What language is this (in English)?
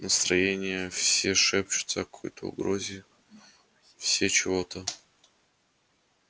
Russian